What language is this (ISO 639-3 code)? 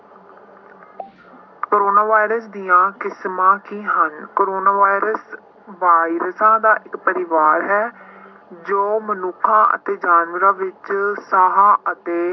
pan